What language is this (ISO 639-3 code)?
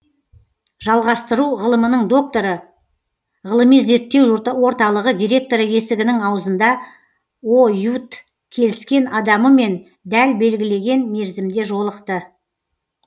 kaz